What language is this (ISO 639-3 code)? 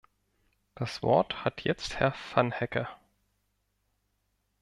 deu